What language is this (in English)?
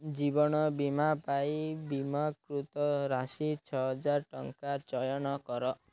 Odia